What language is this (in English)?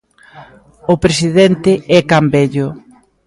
Galician